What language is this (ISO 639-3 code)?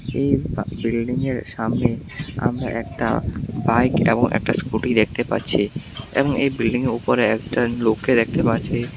ben